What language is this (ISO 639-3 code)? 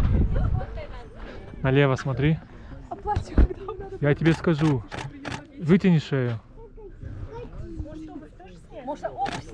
rus